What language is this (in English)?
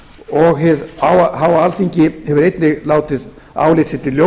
Icelandic